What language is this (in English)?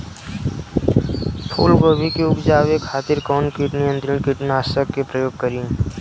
Bhojpuri